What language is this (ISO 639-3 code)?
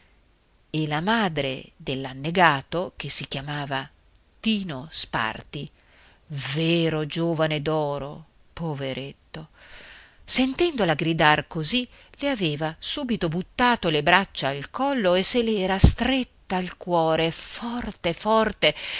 ita